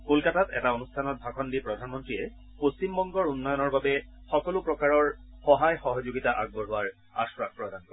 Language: Assamese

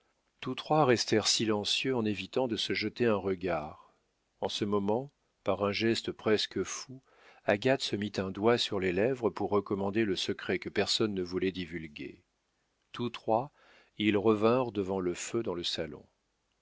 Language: French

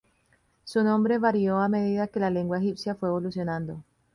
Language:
Spanish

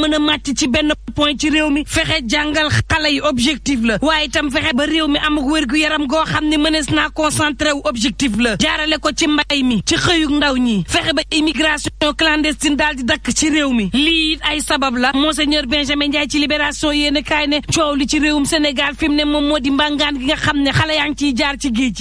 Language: French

